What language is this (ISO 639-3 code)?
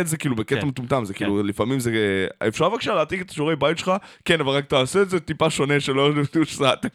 heb